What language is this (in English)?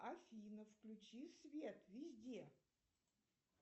Russian